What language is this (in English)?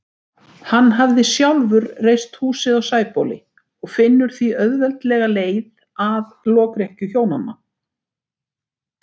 Icelandic